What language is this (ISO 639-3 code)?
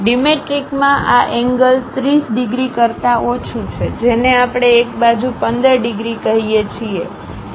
guj